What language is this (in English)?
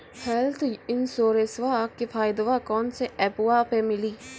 Maithili